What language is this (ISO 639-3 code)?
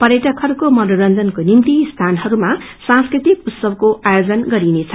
nep